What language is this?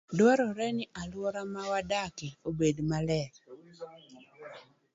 Luo (Kenya and Tanzania)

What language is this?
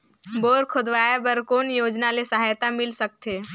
Chhattisgarhi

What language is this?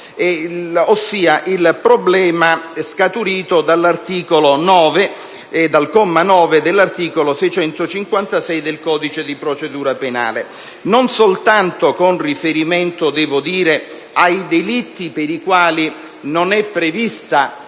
Italian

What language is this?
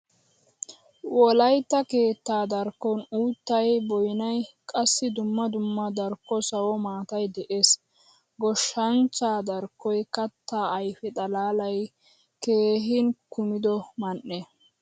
Wolaytta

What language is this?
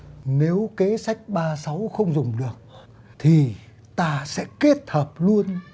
Vietnamese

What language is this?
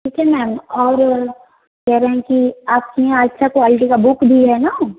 Hindi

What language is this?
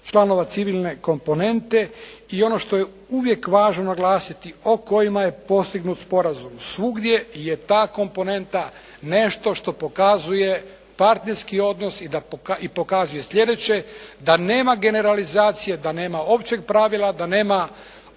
Croatian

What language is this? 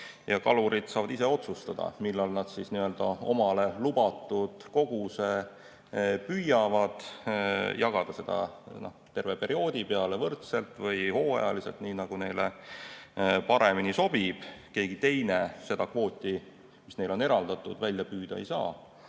Estonian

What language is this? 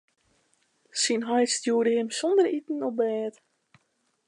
Western Frisian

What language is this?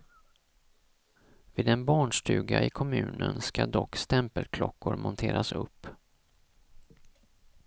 Swedish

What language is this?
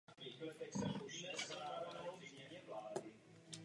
Czech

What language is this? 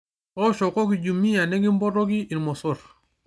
Masai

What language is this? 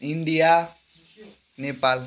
Nepali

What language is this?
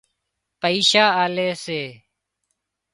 Wadiyara Koli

